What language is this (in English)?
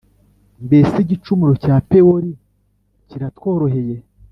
Kinyarwanda